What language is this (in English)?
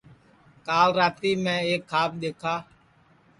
Sansi